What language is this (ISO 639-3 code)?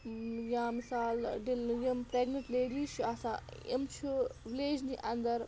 kas